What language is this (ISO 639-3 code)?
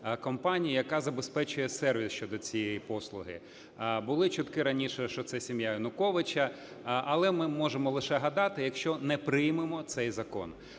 ukr